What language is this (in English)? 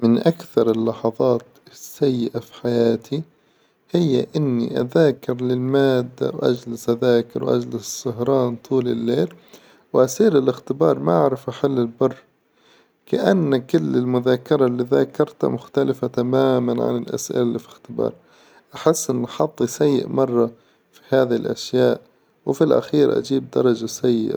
Hijazi Arabic